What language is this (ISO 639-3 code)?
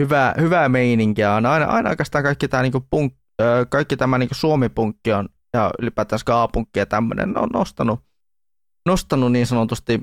fin